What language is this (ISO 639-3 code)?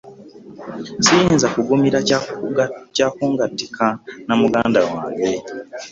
lug